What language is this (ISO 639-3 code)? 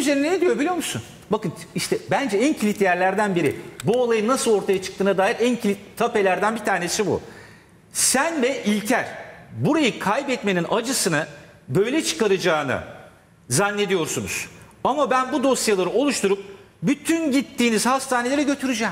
tur